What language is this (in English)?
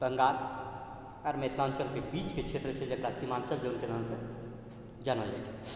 Maithili